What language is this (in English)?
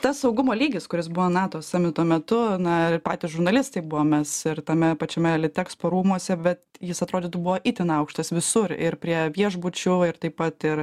Lithuanian